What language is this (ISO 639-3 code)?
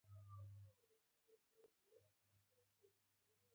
pus